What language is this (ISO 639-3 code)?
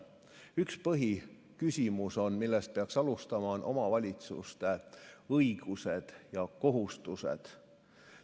est